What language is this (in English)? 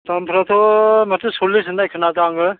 Bodo